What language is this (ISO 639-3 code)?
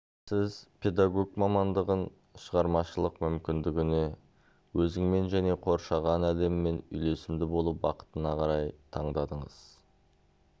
kaz